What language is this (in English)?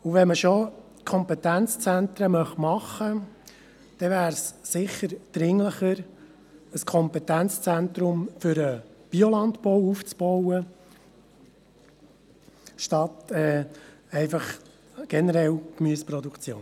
Swiss German